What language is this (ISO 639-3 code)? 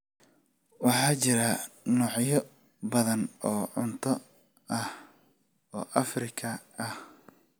som